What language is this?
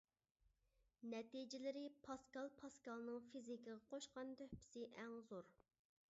Uyghur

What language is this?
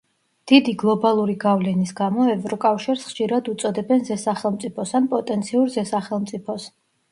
Georgian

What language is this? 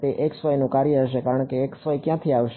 Gujarati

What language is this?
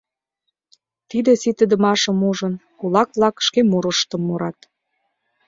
Mari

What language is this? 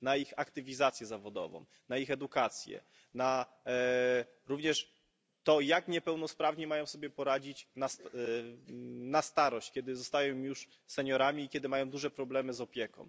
Polish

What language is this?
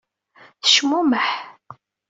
Kabyle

